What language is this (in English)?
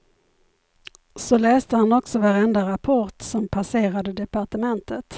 Swedish